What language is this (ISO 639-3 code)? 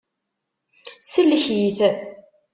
kab